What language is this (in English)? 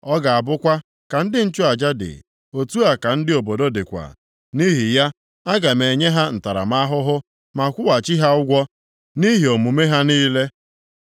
Igbo